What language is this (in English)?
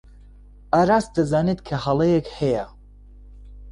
Central Kurdish